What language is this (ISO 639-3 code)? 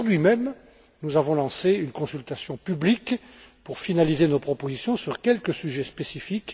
fra